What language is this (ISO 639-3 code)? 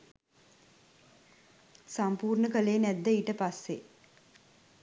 sin